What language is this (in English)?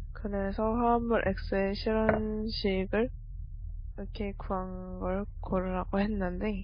Korean